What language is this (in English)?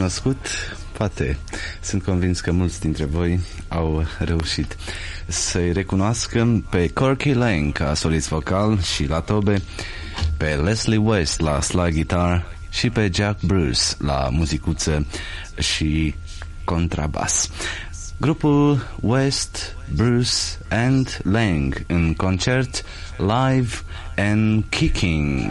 Romanian